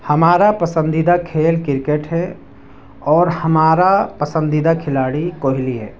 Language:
Urdu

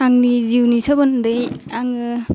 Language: Bodo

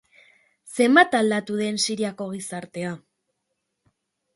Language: Basque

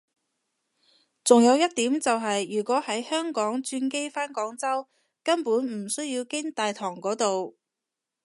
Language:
Cantonese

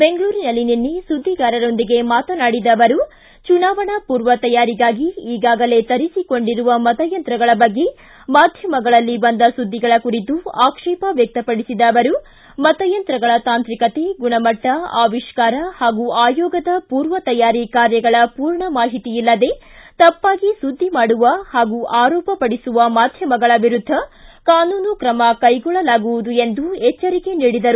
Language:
Kannada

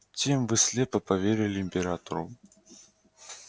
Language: Russian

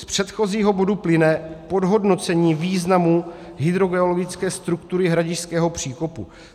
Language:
Czech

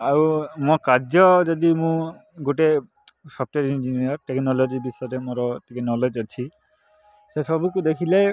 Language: Odia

